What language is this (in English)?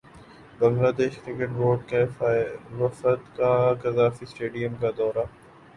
Urdu